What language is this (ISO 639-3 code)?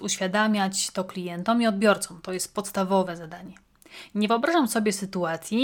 pol